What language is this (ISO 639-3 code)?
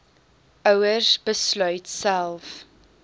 afr